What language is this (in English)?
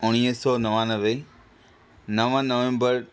Sindhi